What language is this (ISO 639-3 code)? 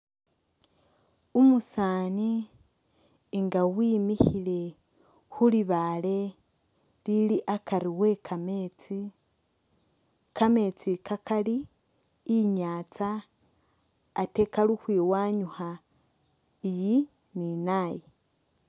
myx